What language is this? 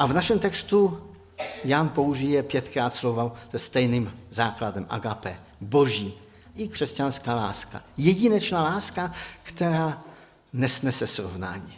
Czech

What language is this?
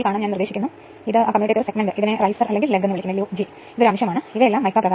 Malayalam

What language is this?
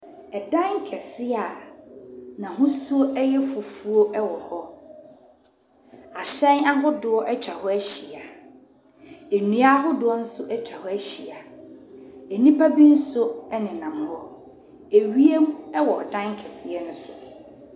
Akan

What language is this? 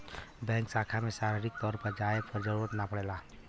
Bhojpuri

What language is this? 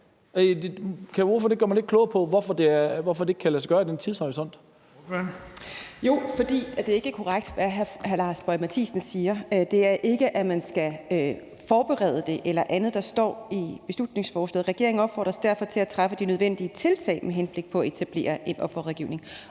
Danish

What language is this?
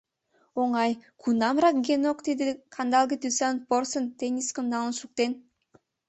Mari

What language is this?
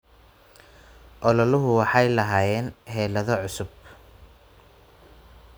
Somali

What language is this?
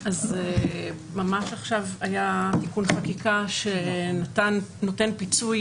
Hebrew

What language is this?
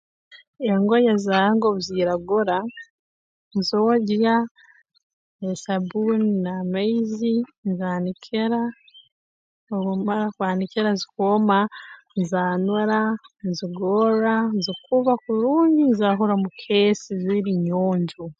Tooro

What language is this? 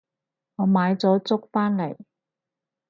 Cantonese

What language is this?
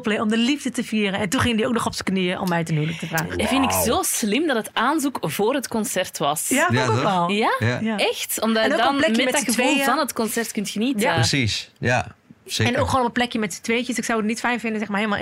Dutch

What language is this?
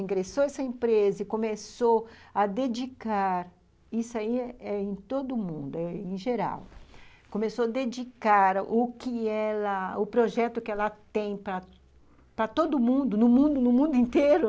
Portuguese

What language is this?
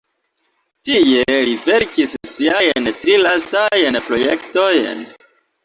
Esperanto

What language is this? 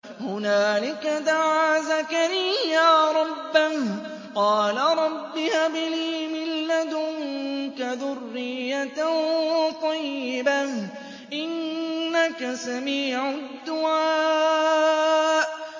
Arabic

